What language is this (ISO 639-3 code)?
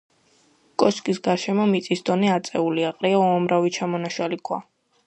kat